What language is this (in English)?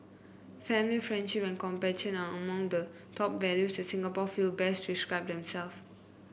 English